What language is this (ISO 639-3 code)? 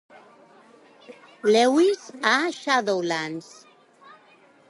cat